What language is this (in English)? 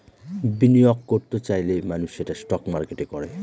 Bangla